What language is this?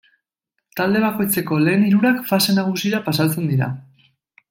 Basque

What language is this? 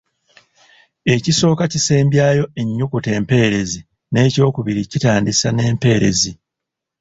Ganda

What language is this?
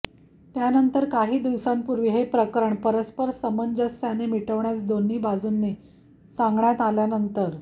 Marathi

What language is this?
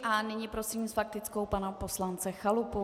Czech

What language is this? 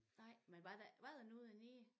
Danish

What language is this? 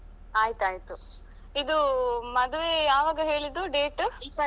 Kannada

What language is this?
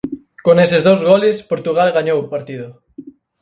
Galician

